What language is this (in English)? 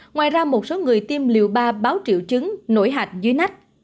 Vietnamese